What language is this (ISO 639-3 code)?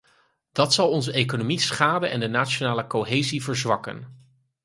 nld